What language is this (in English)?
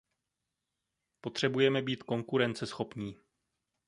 Czech